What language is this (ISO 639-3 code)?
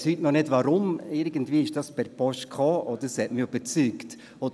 gsw